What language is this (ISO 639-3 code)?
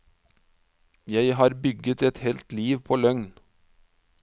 nor